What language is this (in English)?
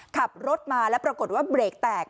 Thai